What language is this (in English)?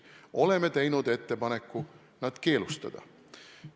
Estonian